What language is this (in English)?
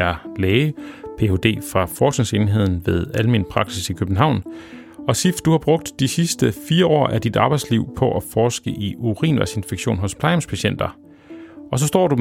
Danish